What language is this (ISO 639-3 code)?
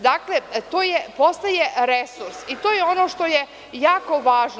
srp